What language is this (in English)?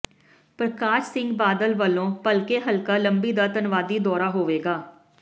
Punjabi